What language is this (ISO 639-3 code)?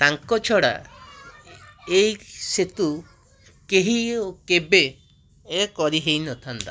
ori